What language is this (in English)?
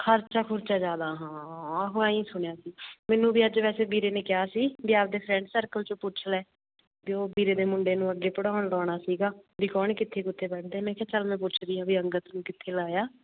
Punjabi